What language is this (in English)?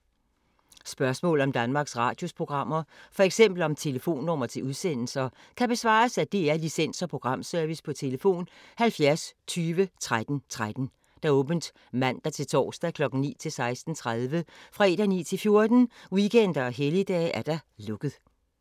Danish